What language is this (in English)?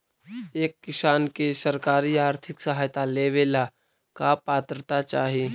Magahi